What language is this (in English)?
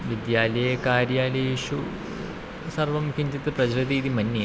Sanskrit